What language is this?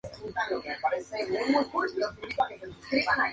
Spanish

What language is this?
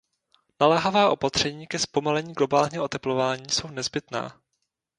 Czech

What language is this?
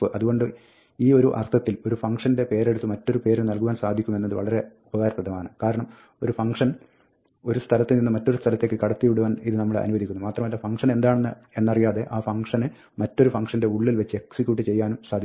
Malayalam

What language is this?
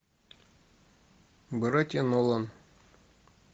Russian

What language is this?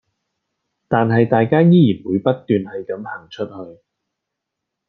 Cantonese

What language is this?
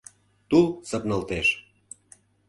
Mari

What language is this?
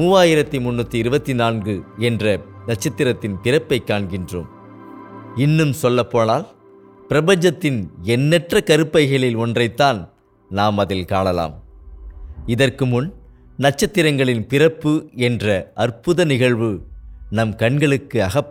Tamil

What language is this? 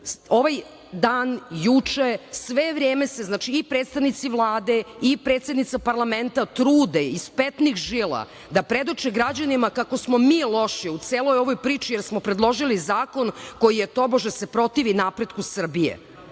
Serbian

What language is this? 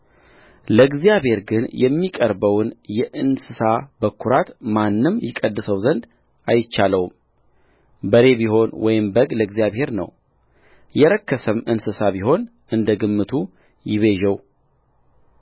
Amharic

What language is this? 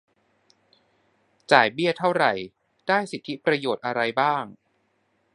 Thai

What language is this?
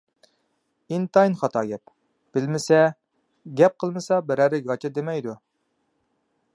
Uyghur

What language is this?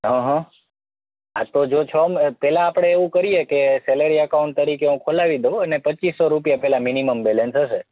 Gujarati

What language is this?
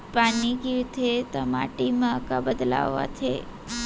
Chhattisgarhi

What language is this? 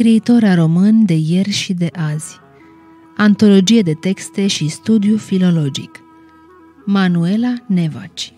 Romanian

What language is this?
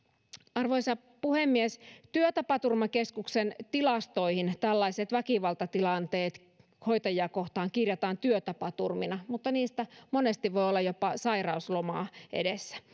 Finnish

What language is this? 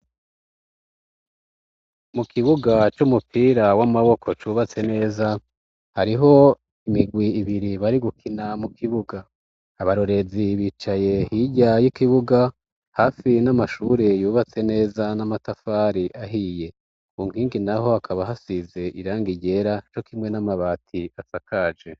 Rundi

